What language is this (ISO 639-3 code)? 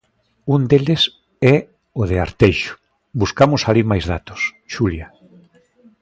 glg